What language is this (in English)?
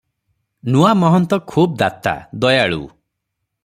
Odia